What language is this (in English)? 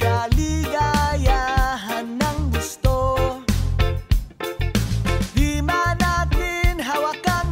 Thai